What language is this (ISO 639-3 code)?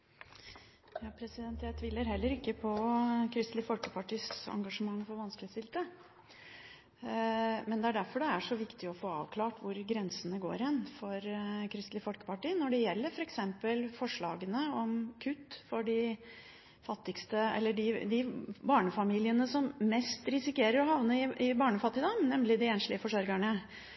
nob